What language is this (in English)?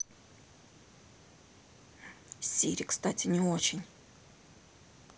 Russian